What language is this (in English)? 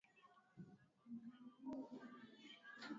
Swahili